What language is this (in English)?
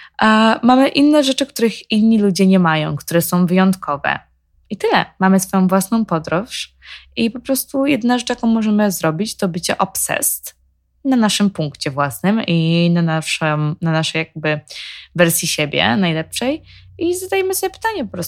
Polish